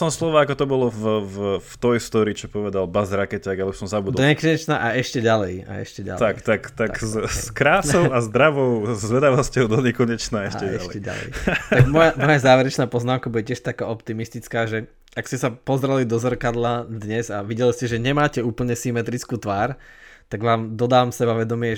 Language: Slovak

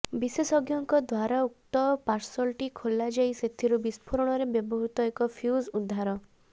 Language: Odia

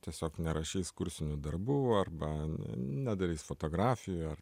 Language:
Lithuanian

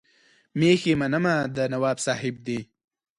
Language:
Pashto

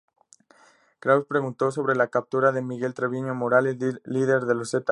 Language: Spanish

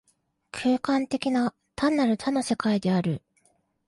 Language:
Japanese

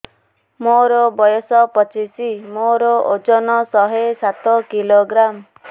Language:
Odia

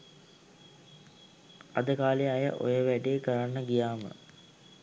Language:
Sinhala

